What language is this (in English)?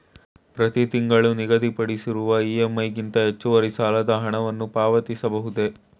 Kannada